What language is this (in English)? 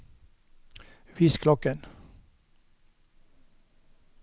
Norwegian